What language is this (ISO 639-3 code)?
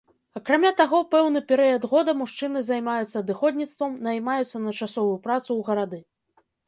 bel